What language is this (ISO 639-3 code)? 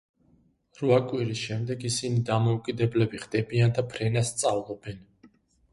kat